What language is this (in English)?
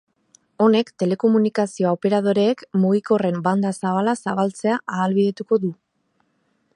Basque